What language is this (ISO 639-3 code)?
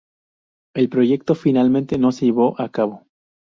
spa